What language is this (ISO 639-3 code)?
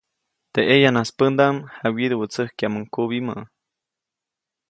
zoc